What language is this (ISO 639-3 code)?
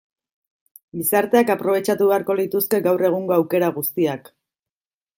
eus